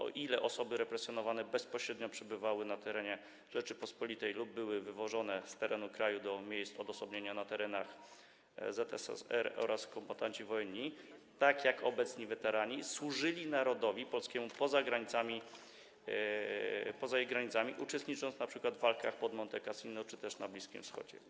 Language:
Polish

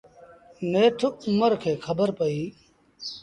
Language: Sindhi Bhil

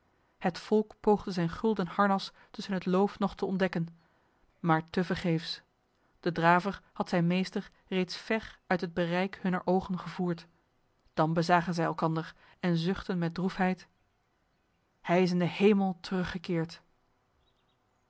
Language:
Dutch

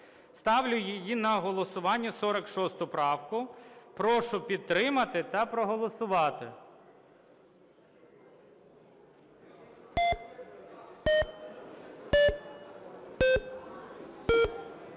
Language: Ukrainian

